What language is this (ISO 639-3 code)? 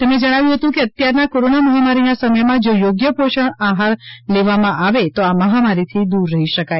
guj